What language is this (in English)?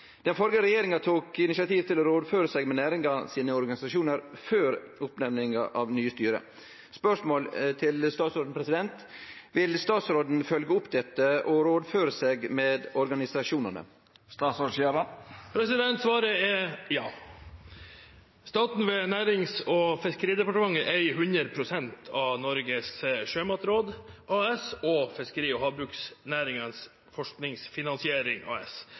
Norwegian